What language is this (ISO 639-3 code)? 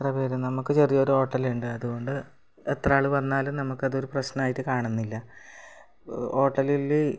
mal